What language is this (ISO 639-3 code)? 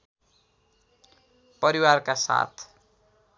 nep